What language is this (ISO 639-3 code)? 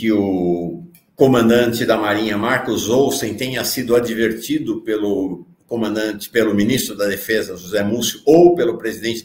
por